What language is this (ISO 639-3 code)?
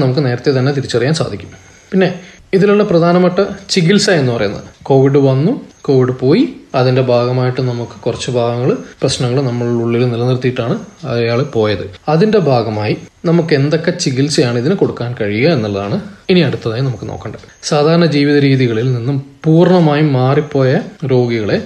mal